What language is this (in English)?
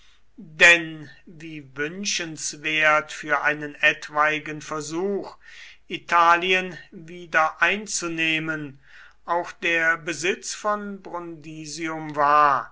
German